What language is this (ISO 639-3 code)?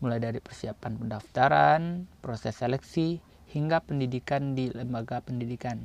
ind